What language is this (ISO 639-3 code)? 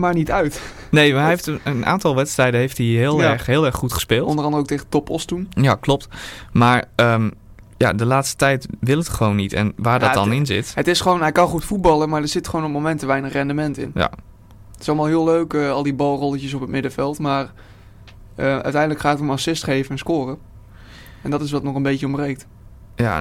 nld